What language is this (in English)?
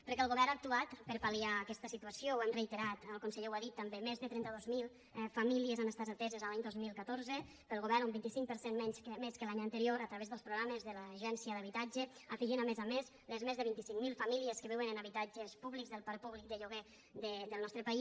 Catalan